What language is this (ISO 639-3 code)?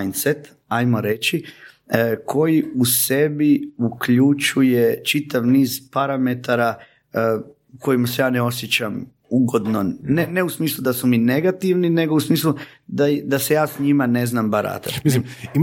hrv